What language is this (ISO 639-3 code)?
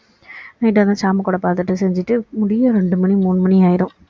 tam